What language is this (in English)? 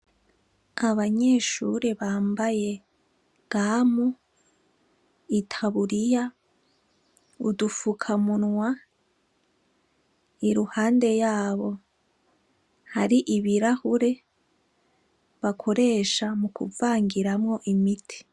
Rundi